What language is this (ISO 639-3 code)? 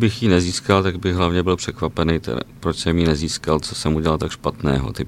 ces